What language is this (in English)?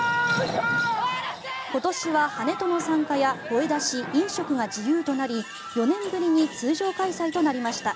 Japanese